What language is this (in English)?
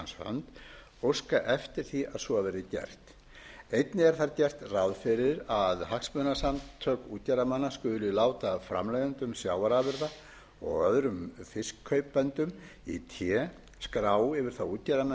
Icelandic